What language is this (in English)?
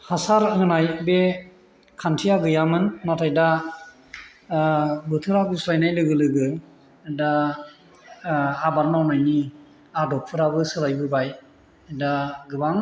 Bodo